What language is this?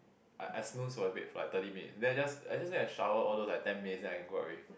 English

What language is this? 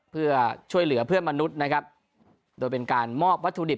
Thai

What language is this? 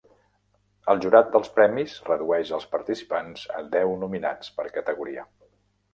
Catalan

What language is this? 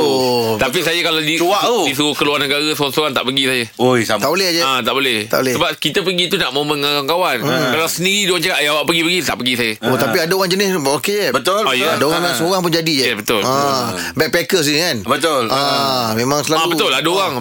Malay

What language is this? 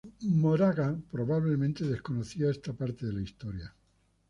Spanish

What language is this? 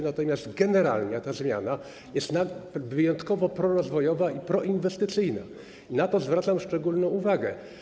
Polish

